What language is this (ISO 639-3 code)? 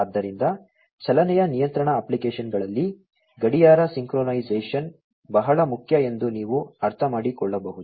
kan